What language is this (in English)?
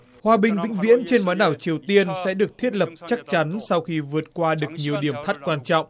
Vietnamese